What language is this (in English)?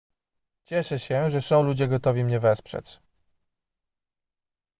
Polish